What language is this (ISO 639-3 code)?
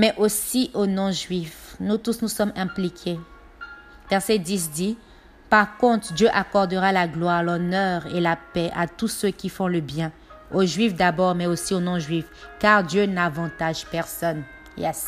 fra